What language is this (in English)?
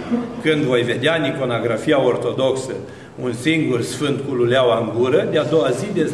Romanian